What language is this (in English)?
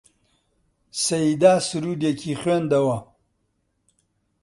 Central Kurdish